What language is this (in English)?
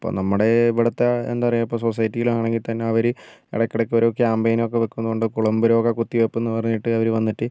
Malayalam